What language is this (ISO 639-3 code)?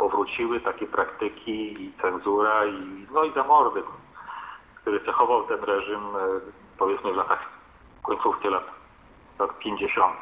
pol